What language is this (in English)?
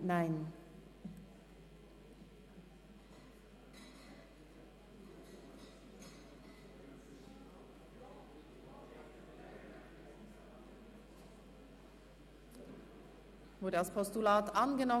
Swiss German